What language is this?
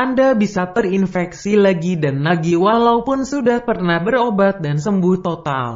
Indonesian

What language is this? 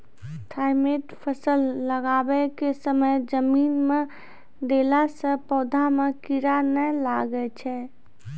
Maithili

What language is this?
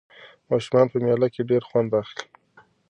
Pashto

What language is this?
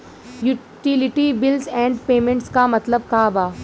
Bhojpuri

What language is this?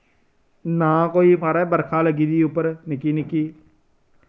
Dogri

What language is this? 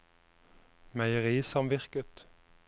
Norwegian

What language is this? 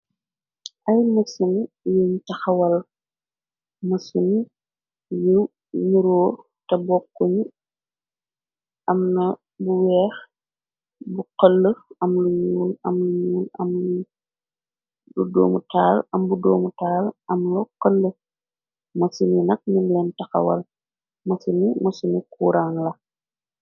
Wolof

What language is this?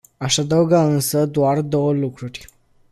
Romanian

